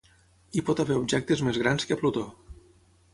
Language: Catalan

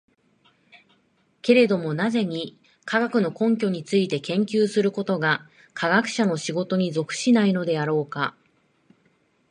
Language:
Japanese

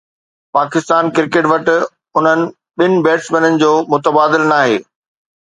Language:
Sindhi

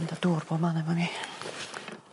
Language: Welsh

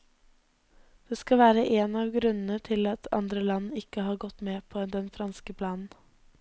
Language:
Norwegian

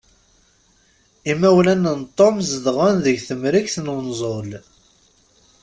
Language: Kabyle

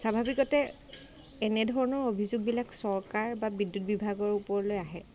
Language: Assamese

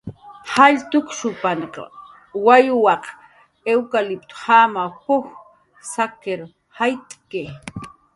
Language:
Jaqaru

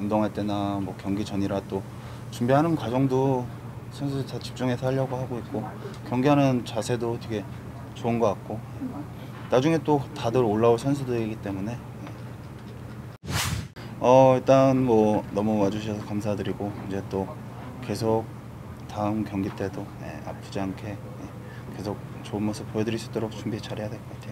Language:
Korean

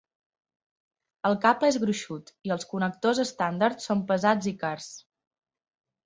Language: Catalan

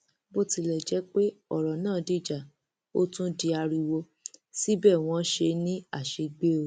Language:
Yoruba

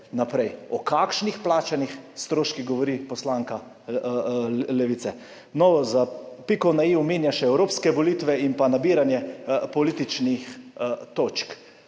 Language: Slovenian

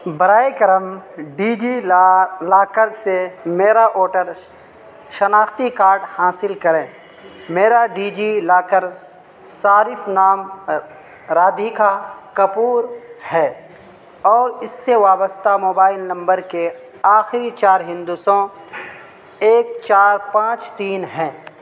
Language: Urdu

